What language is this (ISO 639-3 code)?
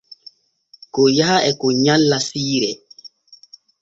fue